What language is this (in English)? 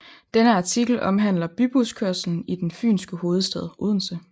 Danish